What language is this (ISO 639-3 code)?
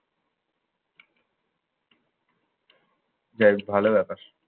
ben